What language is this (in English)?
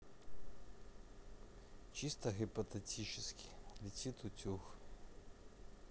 Russian